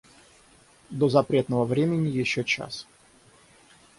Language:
Russian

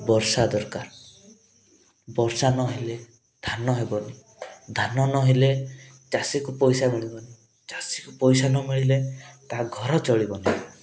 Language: Odia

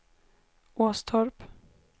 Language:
Swedish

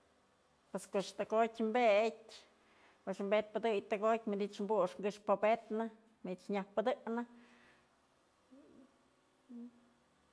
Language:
Mazatlán Mixe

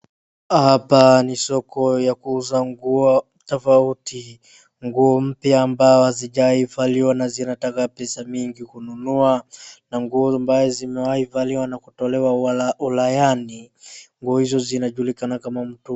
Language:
Swahili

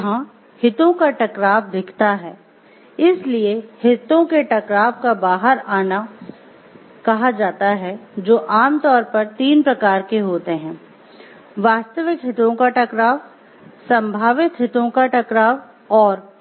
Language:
Hindi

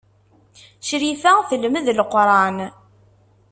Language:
Kabyle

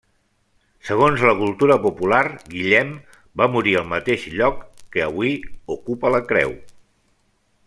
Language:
Catalan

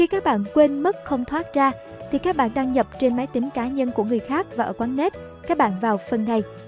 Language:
Vietnamese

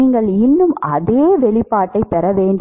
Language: Tamil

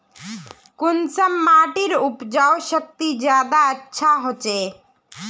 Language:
Magahi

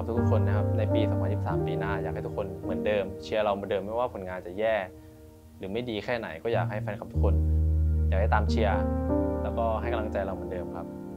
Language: Thai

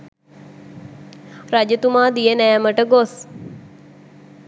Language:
Sinhala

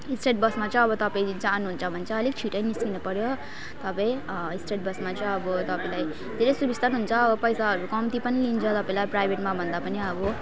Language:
Nepali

